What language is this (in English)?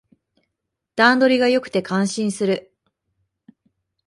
Japanese